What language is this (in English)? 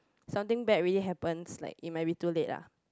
English